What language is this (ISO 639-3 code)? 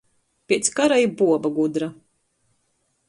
ltg